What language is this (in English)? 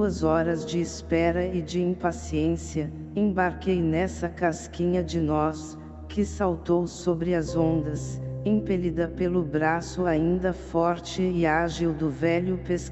Portuguese